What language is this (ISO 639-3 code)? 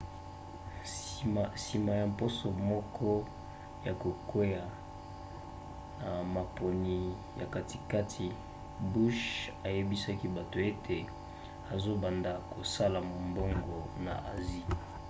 lin